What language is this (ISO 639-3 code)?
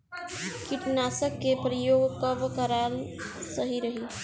bho